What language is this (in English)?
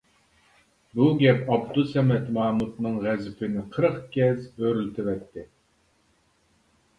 Uyghur